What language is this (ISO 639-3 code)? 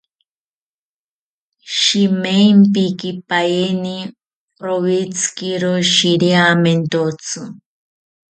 cpy